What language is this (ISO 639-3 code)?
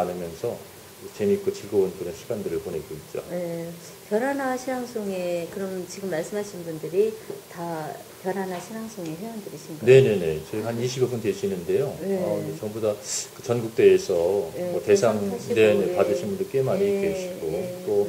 kor